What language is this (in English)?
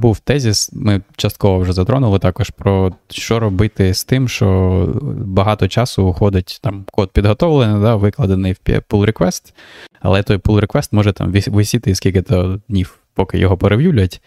Ukrainian